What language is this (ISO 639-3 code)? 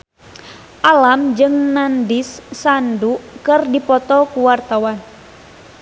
sun